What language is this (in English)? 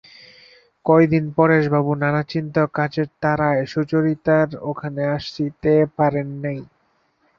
Bangla